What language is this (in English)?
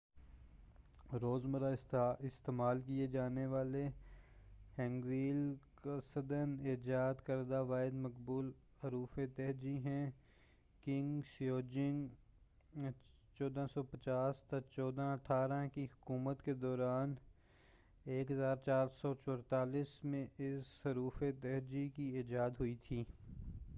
Urdu